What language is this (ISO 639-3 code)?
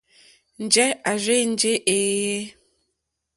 bri